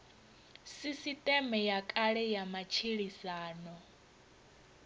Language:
Venda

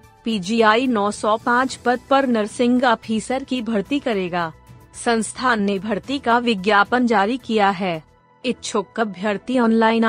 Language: Hindi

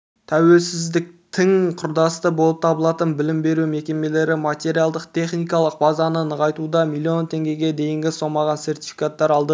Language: Kazakh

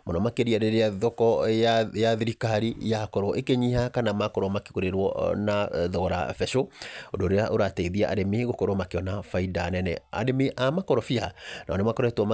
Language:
Kikuyu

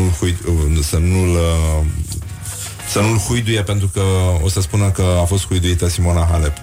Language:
Romanian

